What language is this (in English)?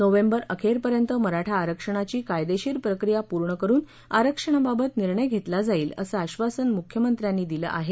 Marathi